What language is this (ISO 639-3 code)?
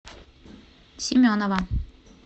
rus